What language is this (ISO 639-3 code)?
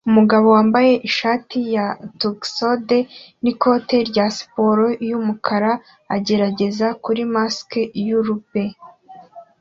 kin